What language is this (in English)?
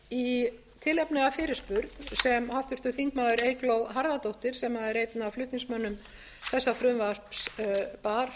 Icelandic